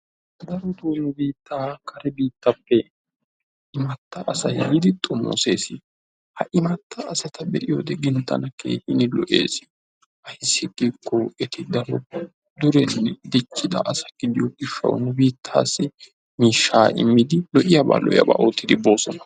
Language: Wolaytta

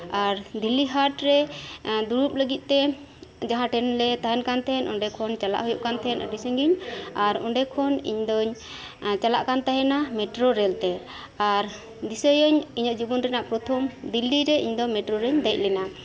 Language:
Santali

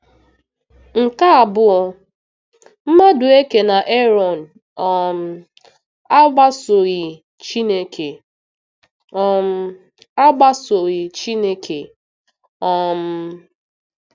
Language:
Igbo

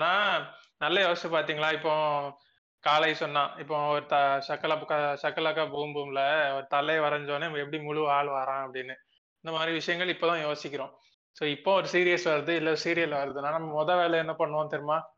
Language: Tamil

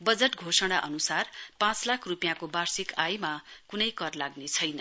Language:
Nepali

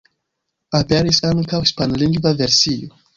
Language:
Esperanto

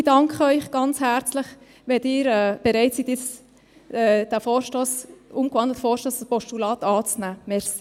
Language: Swiss German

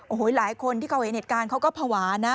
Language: Thai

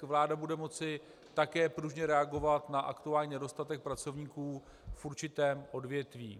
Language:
Czech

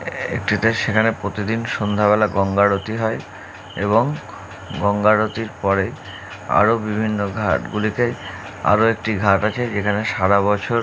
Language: Bangla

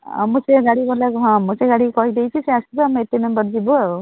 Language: Odia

